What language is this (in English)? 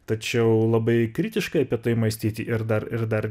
Lithuanian